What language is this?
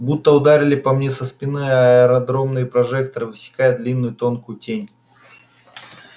Russian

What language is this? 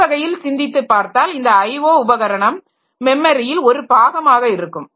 Tamil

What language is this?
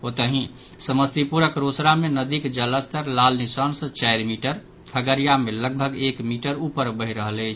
Maithili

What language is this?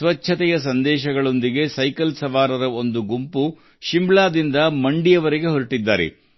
Kannada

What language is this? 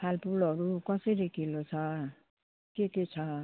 Nepali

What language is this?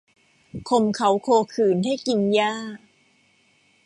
Thai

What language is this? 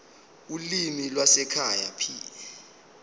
Zulu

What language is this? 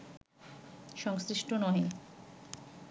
Bangla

